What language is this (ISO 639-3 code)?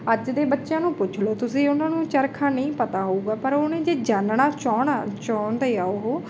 pan